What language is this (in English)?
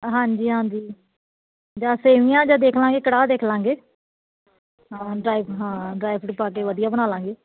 Punjabi